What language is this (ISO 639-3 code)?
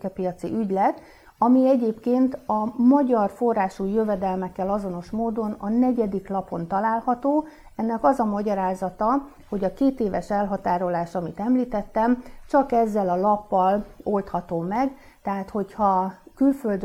hun